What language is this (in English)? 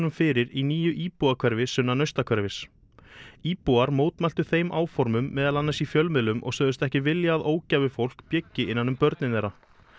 Icelandic